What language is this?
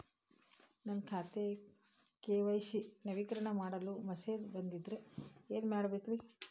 Kannada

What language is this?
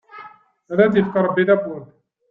Kabyle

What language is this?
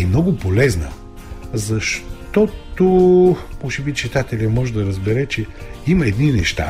Bulgarian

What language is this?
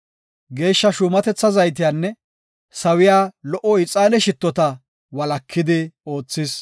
Gofa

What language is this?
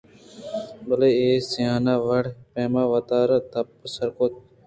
Eastern Balochi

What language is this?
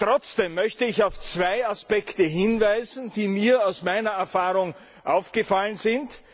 German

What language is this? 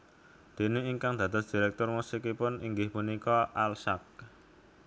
Javanese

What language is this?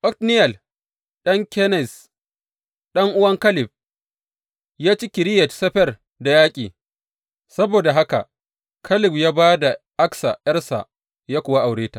Hausa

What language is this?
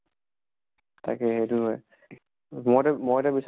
Assamese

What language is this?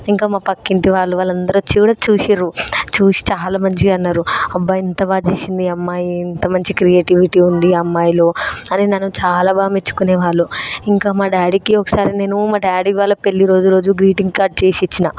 Telugu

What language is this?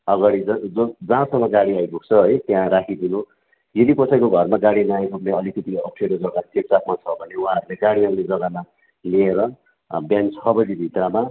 Nepali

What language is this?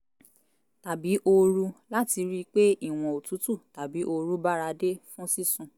Yoruba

